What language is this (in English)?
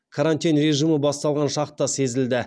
Kazakh